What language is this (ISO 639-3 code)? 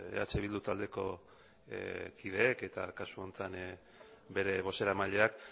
eus